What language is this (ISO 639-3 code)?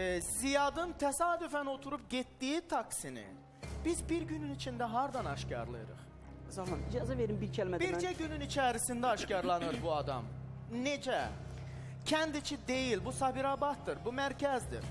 tur